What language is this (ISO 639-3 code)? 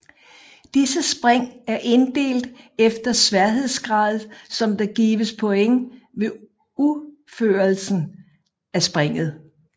dan